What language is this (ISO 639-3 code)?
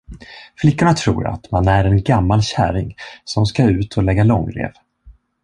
swe